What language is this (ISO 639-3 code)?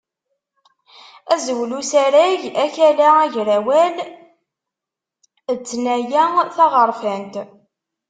kab